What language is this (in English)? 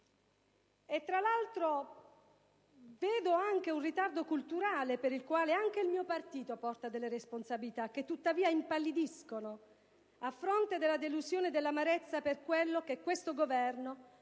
Italian